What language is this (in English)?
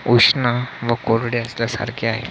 Marathi